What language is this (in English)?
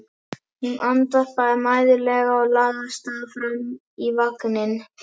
Icelandic